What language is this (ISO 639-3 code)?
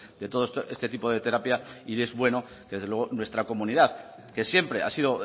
spa